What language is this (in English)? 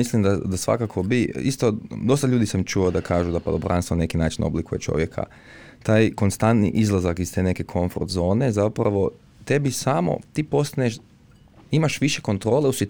Croatian